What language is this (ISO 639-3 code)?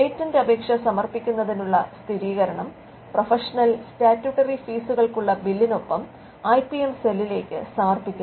mal